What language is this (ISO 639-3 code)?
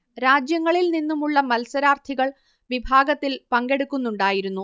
mal